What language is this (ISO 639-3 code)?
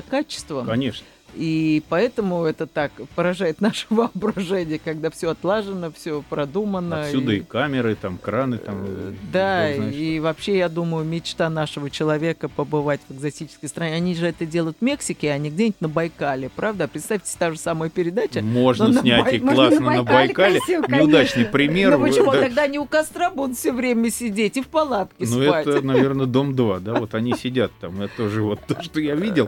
rus